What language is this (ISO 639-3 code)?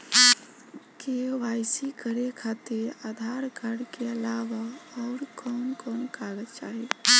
bho